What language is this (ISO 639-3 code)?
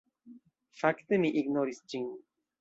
epo